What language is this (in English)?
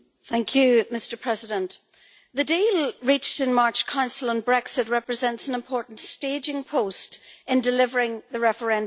English